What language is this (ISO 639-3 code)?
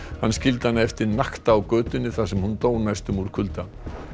isl